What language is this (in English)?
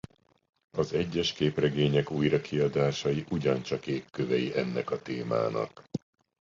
Hungarian